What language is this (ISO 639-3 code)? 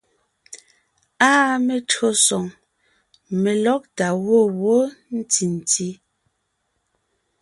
nnh